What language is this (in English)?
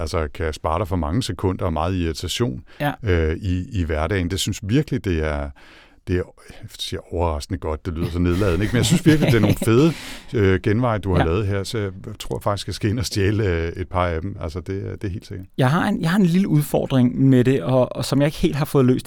Danish